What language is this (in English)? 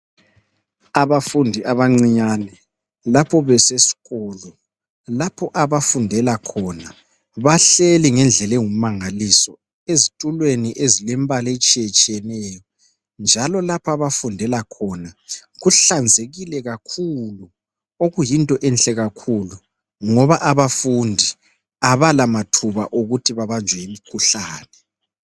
North Ndebele